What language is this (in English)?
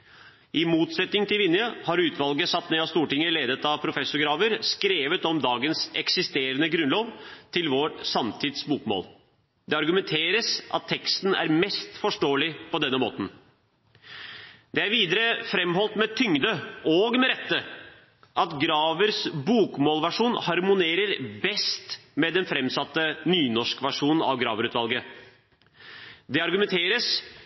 Norwegian Bokmål